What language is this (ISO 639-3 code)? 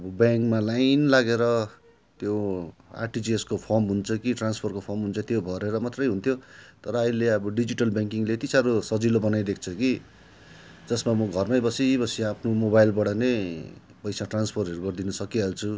nep